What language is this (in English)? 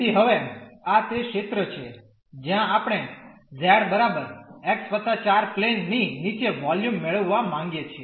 Gujarati